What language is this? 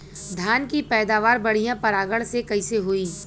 Bhojpuri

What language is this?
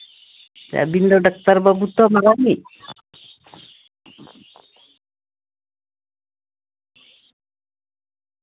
Santali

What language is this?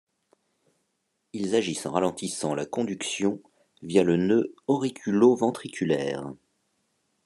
French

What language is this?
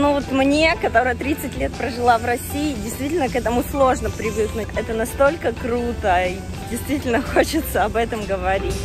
Russian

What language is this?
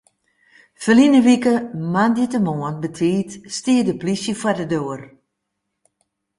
Western Frisian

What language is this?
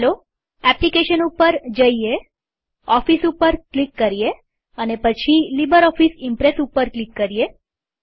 Gujarati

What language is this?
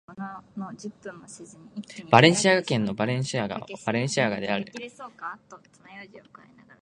Japanese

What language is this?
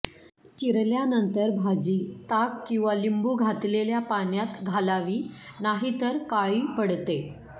Marathi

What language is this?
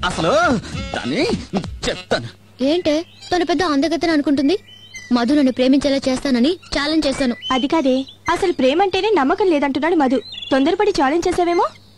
Telugu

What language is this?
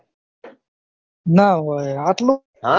Gujarati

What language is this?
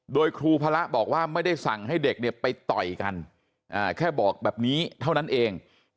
Thai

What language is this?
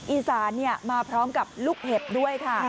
Thai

